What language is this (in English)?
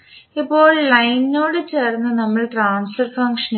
Malayalam